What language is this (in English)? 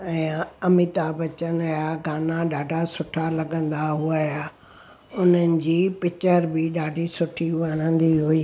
Sindhi